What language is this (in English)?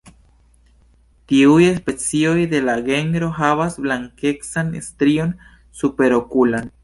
Esperanto